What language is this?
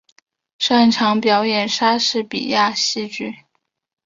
Chinese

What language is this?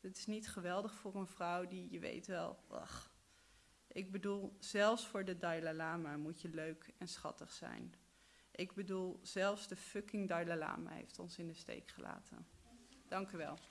Dutch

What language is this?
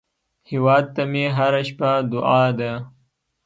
Pashto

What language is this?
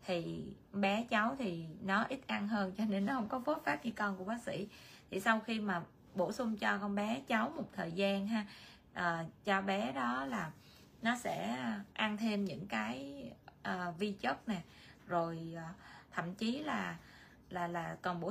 Vietnamese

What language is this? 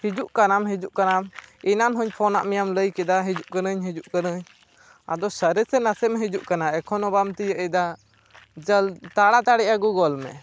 Santali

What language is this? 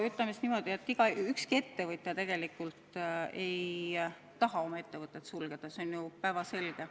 Estonian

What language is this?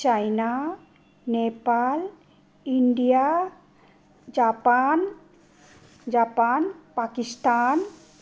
Nepali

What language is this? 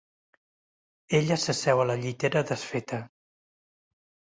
Catalan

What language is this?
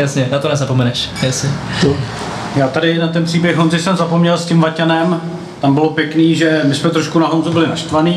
Czech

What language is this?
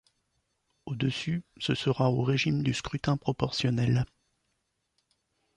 French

